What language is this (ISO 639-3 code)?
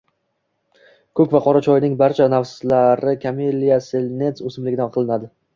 uzb